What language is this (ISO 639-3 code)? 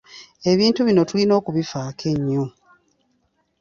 lug